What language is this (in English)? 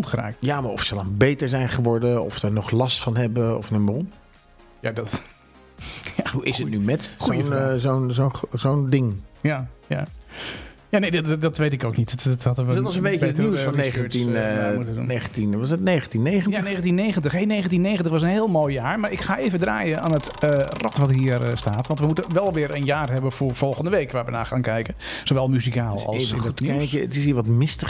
Dutch